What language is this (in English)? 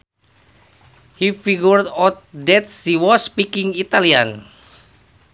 Sundanese